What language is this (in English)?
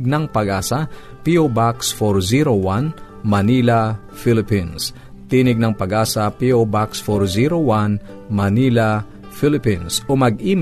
Filipino